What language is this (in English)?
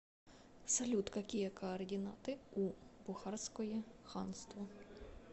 Russian